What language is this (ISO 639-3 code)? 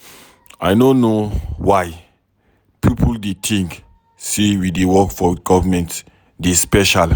pcm